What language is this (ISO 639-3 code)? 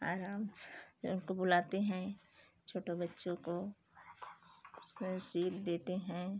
hin